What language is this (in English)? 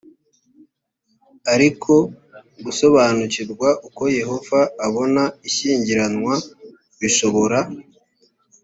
Kinyarwanda